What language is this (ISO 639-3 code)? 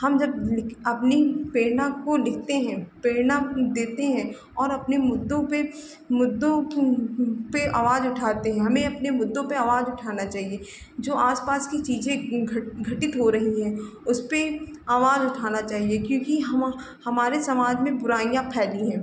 hin